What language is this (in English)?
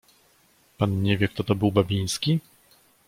Polish